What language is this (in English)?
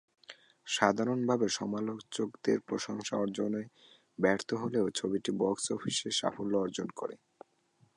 Bangla